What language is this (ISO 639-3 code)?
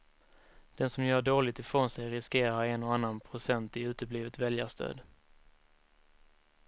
swe